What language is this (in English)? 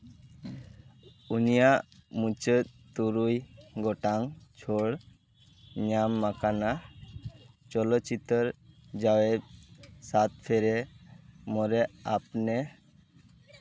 Santali